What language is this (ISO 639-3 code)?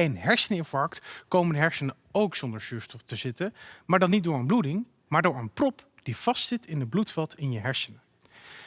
nld